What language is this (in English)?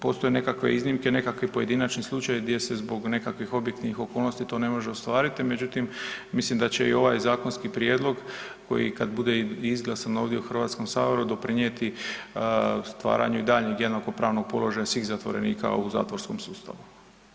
Croatian